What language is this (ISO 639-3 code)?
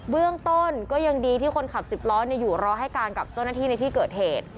tha